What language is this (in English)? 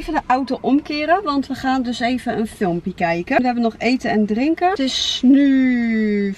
Dutch